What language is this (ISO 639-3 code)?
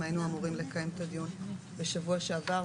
heb